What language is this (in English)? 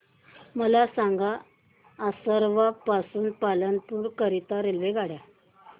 Marathi